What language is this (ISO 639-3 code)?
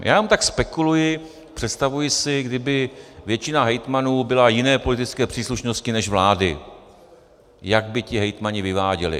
ces